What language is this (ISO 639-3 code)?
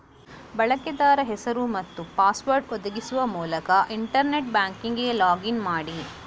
kan